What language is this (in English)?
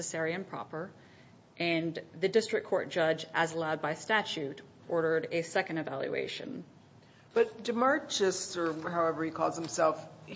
English